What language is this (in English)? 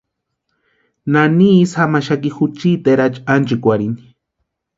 Western Highland Purepecha